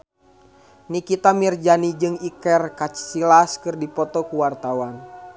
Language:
Sundanese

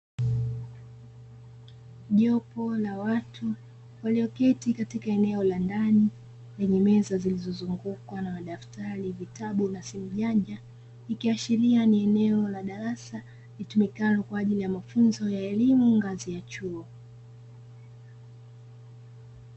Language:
Swahili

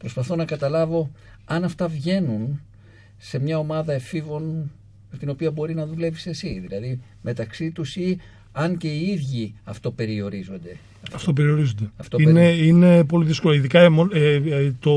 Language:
Greek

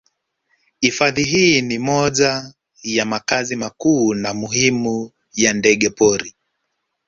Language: Swahili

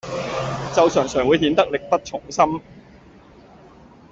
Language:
Cantonese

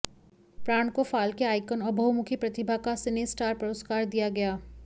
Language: Hindi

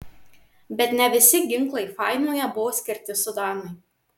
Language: Lithuanian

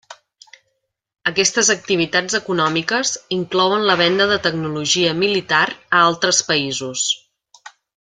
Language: Catalan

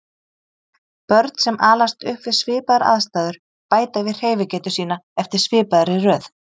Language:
Icelandic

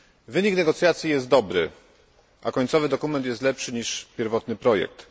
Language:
Polish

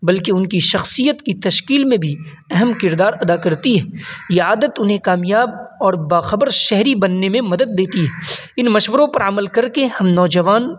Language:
Urdu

